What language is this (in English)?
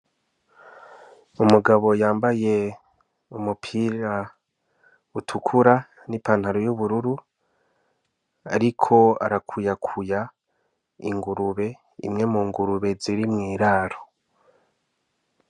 Rundi